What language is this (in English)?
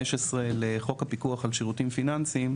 Hebrew